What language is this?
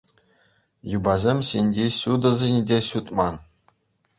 Chuvash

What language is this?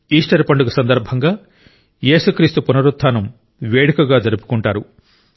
Telugu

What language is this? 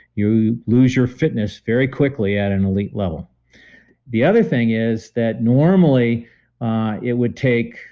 English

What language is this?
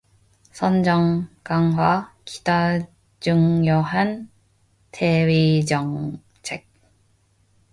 Korean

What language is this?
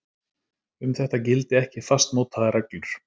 Icelandic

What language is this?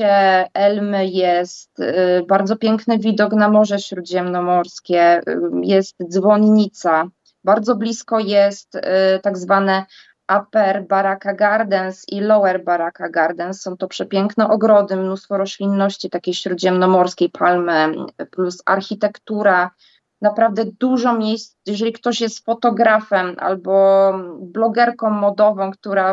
Polish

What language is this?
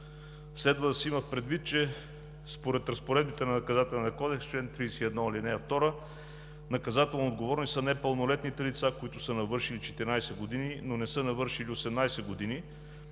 Bulgarian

